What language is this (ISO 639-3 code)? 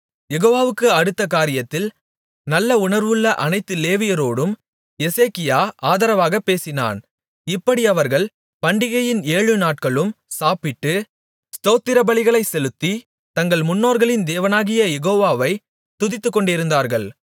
tam